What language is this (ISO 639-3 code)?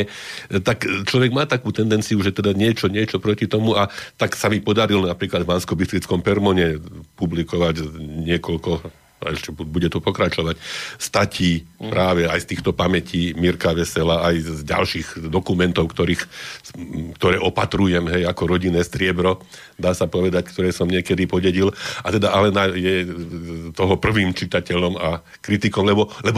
slk